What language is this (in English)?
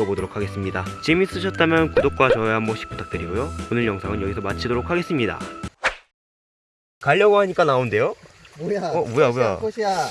Korean